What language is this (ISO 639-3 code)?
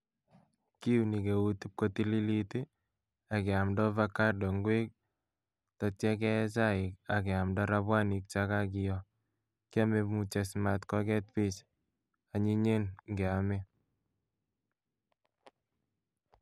kln